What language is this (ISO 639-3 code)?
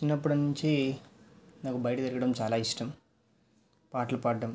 tel